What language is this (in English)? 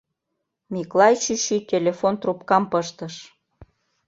Mari